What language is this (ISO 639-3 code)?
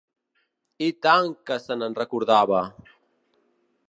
cat